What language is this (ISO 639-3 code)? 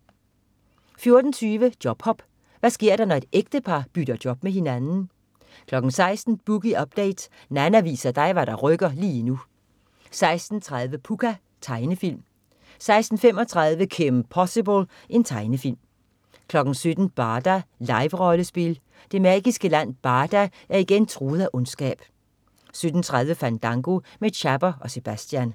dan